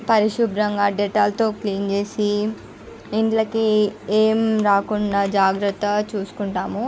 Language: Telugu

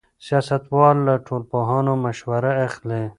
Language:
Pashto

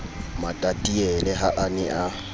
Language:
Southern Sotho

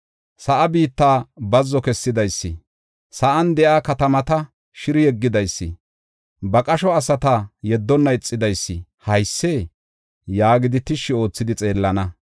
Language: Gofa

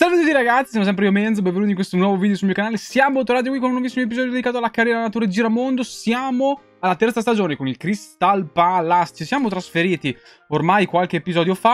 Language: Italian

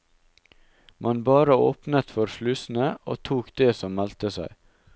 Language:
Norwegian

